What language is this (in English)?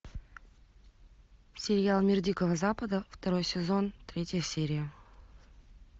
Russian